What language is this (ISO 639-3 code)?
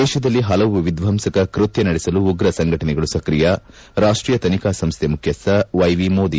kan